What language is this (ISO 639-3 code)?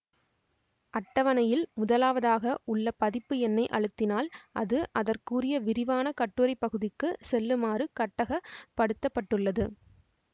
tam